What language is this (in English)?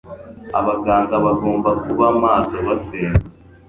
Kinyarwanda